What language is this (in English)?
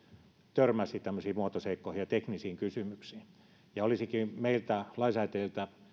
Finnish